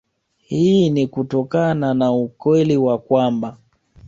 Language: Swahili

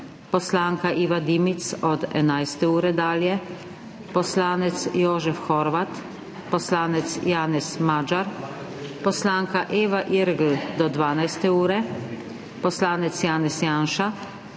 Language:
Slovenian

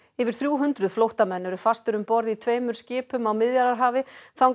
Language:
Icelandic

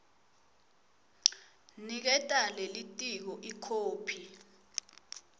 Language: Swati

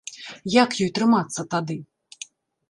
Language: Belarusian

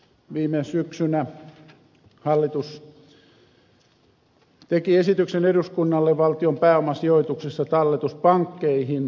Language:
Finnish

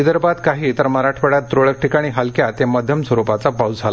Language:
Marathi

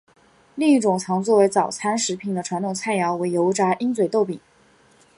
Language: Chinese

